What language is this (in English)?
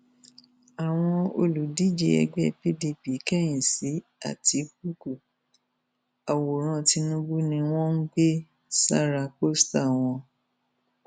Yoruba